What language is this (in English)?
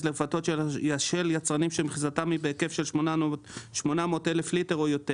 Hebrew